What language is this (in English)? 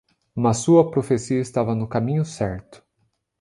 Portuguese